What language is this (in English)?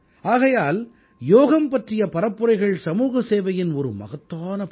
Tamil